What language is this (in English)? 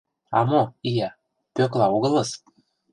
Mari